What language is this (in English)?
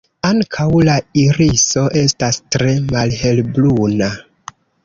Esperanto